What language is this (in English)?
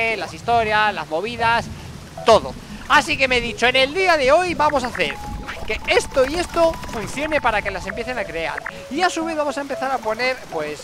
Spanish